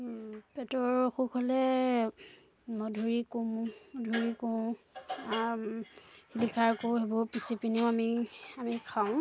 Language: Assamese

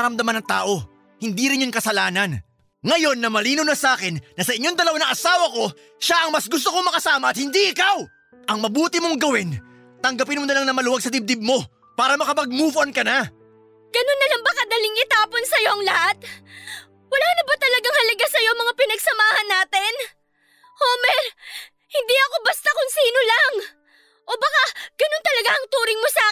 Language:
Filipino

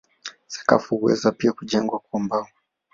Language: Swahili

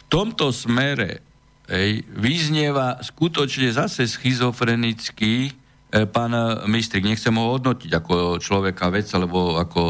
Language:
Slovak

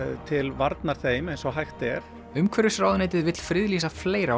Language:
Icelandic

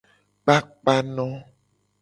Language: Gen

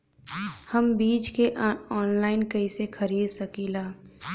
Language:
Bhojpuri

